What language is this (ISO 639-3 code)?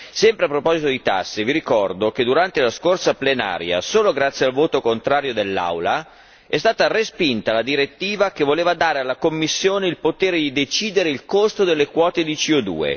ita